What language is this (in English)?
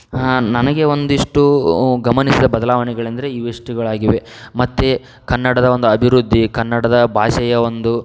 Kannada